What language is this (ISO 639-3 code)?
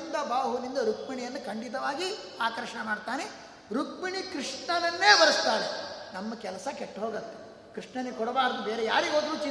kan